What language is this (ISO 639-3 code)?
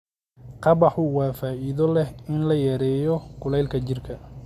som